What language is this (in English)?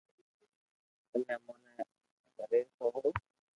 Loarki